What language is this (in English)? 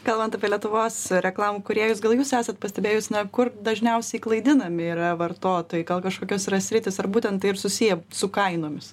Lithuanian